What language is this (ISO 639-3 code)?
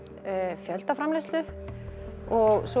isl